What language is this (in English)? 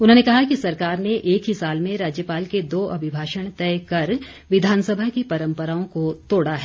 Hindi